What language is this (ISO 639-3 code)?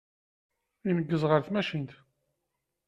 kab